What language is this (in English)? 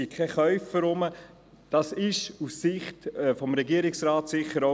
Swiss German